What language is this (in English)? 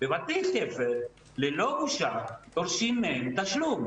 Hebrew